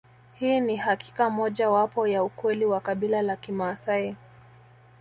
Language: Swahili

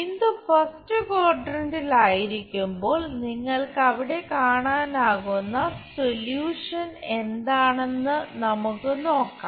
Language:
Malayalam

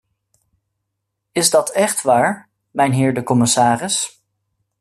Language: Dutch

